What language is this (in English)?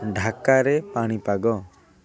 Odia